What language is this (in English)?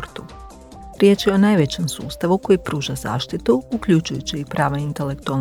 Croatian